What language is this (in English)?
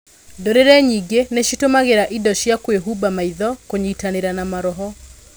Kikuyu